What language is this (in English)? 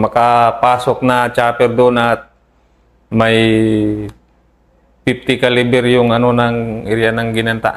Filipino